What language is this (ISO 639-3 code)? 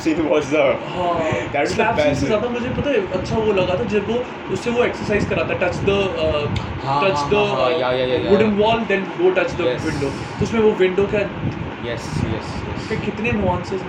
hin